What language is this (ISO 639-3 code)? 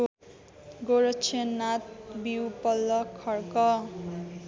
nep